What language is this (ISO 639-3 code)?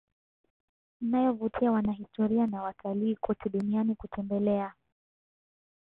swa